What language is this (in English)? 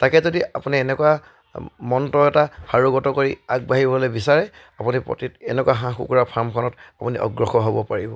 Assamese